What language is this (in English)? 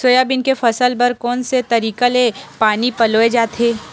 Chhattisgarhi